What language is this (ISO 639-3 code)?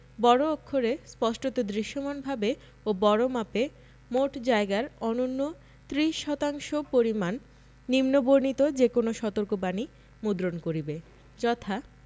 ben